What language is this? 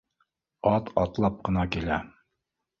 Bashkir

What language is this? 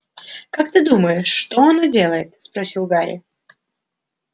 Russian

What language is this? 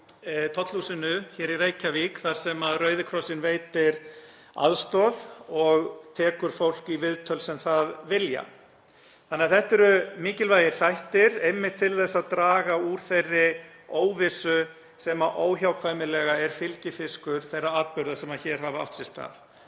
Icelandic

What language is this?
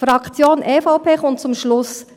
Swiss German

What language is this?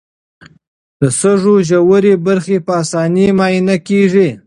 Pashto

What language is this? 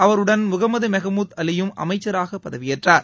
Tamil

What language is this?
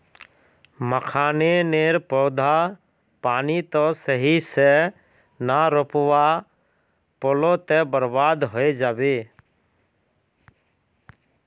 Magahi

